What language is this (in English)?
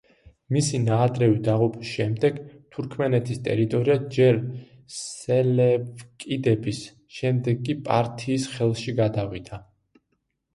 Georgian